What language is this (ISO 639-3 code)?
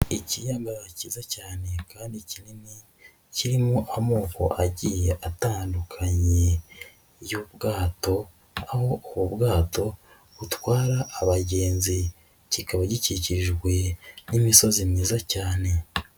kin